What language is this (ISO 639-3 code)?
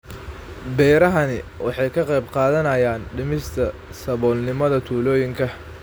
som